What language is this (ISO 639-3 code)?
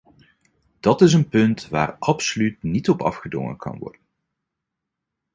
nld